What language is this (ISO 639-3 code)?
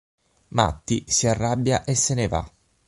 ita